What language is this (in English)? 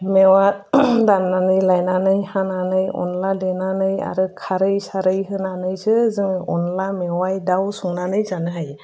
Bodo